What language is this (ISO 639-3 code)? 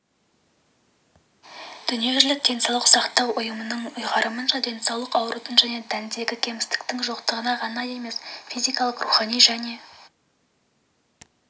kaz